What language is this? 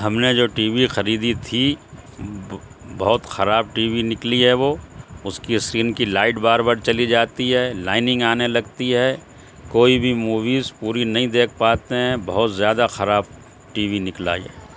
Urdu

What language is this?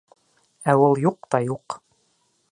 Bashkir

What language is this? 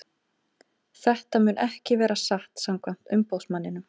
Icelandic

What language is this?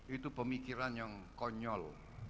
Indonesian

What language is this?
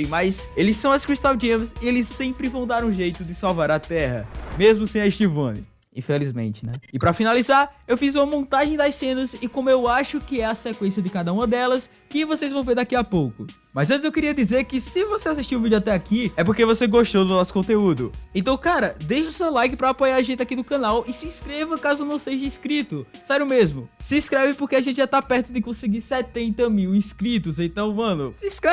Portuguese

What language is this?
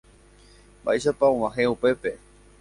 Guarani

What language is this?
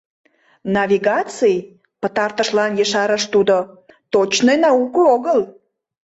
Mari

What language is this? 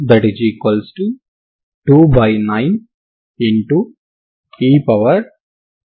Telugu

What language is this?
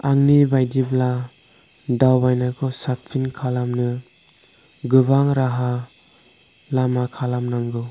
Bodo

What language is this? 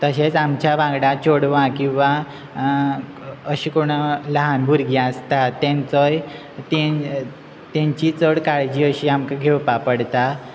Konkani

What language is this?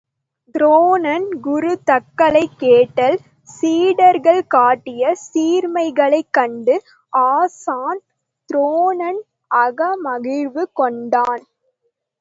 Tamil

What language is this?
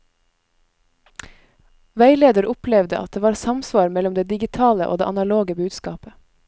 Norwegian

